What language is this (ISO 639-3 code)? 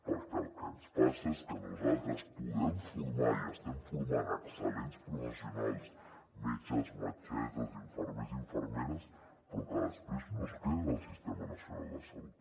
cat